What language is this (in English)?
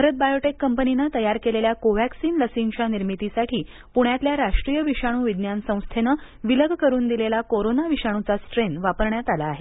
Marathi